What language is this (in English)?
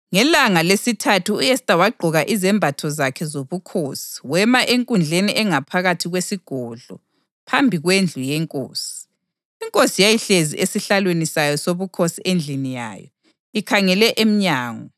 North Ndebele